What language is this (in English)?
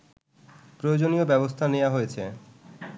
Bangla